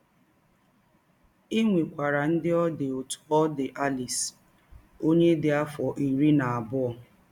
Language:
Igbo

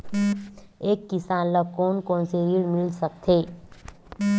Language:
Chhattisgarhi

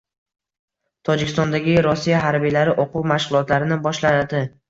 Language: Uzbek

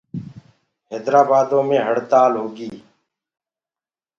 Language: Gurgula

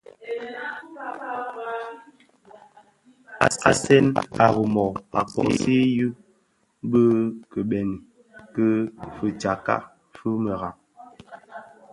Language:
Bafia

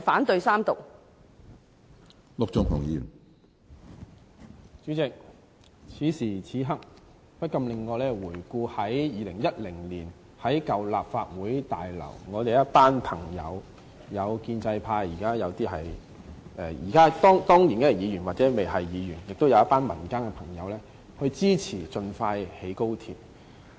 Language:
Cantonese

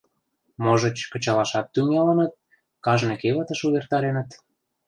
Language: Mari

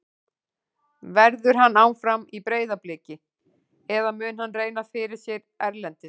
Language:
Icelandic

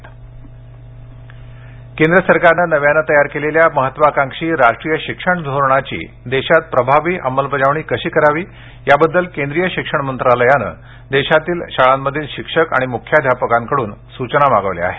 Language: Marathi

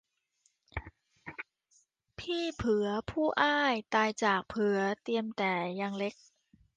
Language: Thai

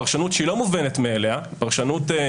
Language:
Hebrew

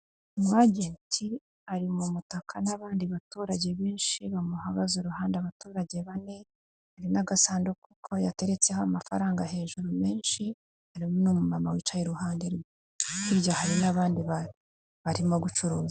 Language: Kinyarwanda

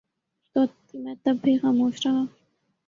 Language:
Urdu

